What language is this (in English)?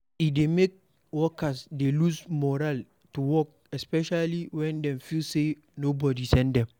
Nigerian Pidgin